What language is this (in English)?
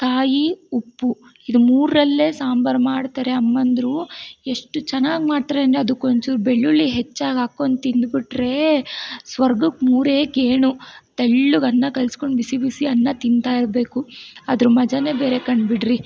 Kannada